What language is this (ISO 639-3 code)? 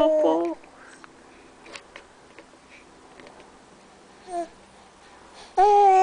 kor